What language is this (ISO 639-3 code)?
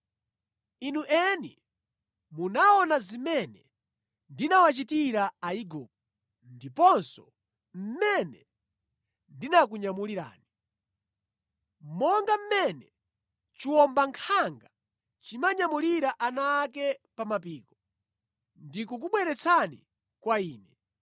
nya